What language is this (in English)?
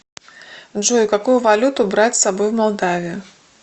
Russian